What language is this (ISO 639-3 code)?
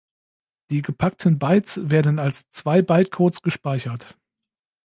deu